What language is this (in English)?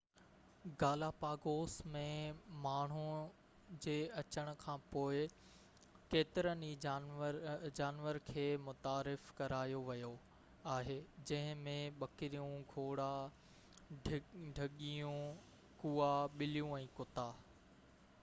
Sindhi